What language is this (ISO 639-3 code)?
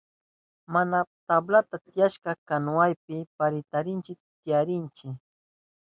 qup